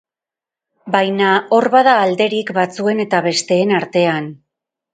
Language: Basque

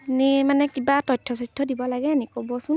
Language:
Assamese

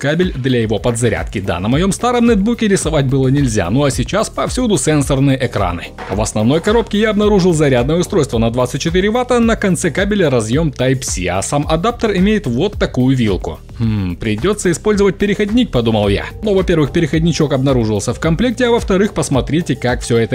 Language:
Russian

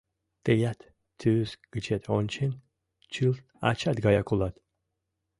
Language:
Mari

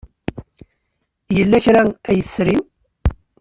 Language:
Kabyle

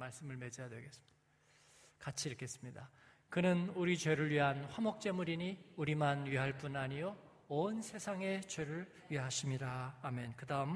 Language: Korean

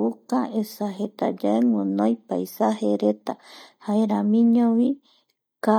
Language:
Eastern Bolivian Guaraní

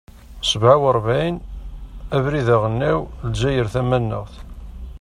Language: Kabyle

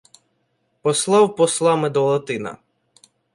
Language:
Ukrainian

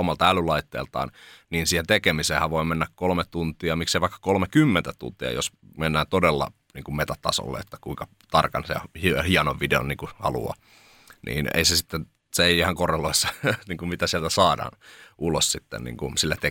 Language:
Finnish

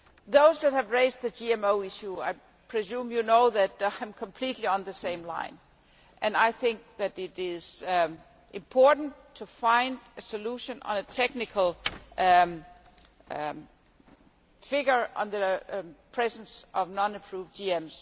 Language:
English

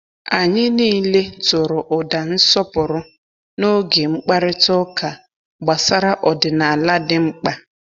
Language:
Igbo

